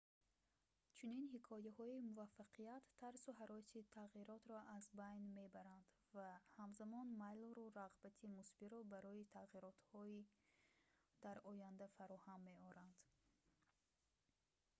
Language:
Tajik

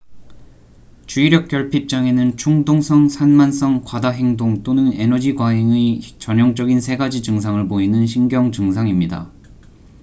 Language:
Korean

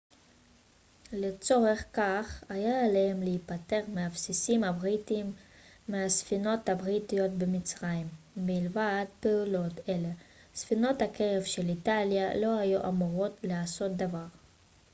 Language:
Hebrew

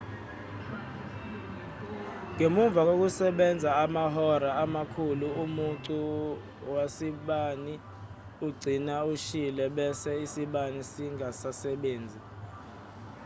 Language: Zulu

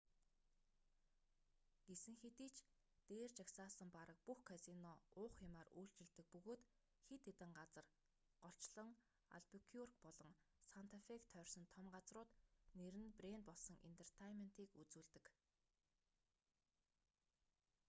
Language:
Mongolian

